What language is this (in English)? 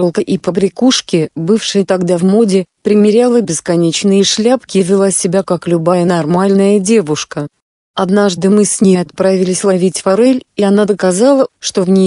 Russian